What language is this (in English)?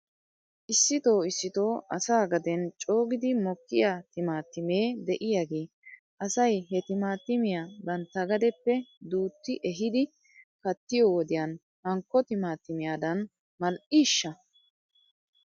Wolaytta